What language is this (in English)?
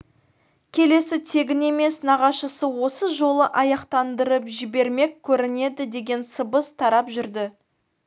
Kazakh